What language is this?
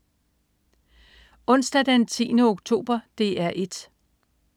Danish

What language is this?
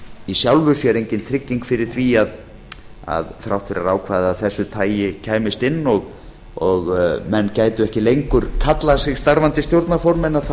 Icelandic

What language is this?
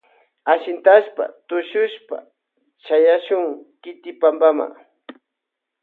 Loja Highland Quichua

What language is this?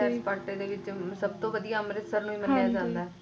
Punjabi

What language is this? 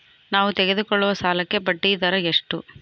Kannada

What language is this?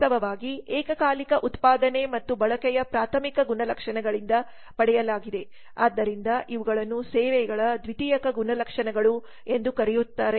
Kannada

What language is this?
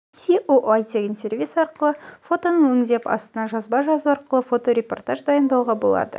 Kazakh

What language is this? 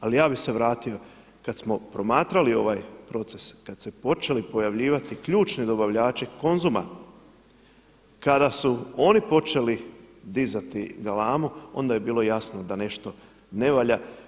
Croatian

